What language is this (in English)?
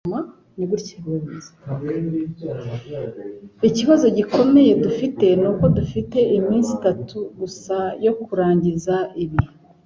Kinyarwanda